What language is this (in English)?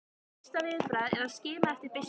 Icelandic